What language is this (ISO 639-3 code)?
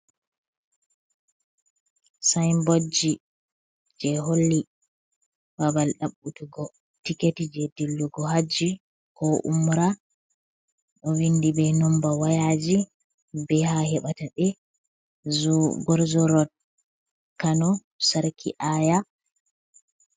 ful